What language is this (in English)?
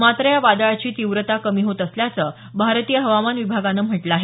Marathi